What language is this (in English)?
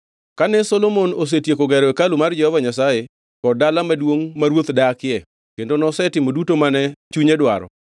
Luo (Kenya and Tanzania)